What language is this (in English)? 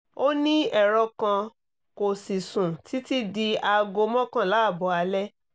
Yoruba